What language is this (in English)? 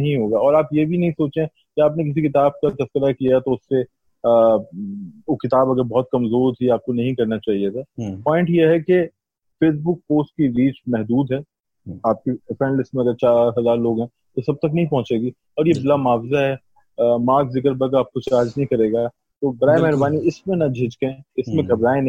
Urdu